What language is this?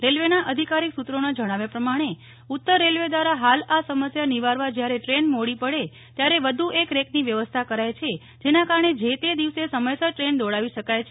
Gujarati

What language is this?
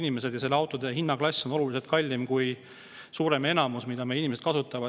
Estonian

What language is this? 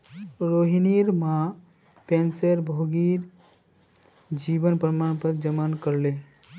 Magahi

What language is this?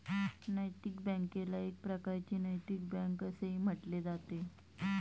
Marathi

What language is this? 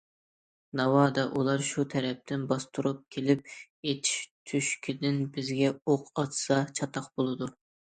Uyghur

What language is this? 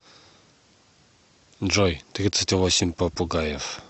Russian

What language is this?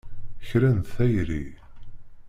Kabyle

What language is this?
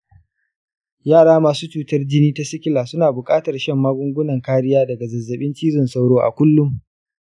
Hausa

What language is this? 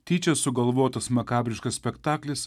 Lithuanian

